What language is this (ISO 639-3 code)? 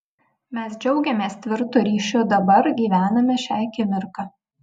lit